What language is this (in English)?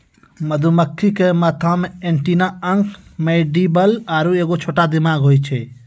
Maithili